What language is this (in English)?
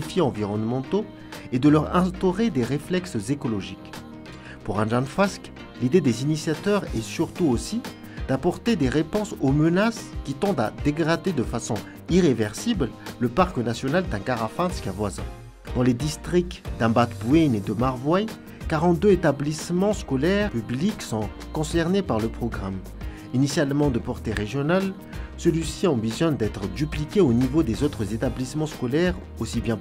French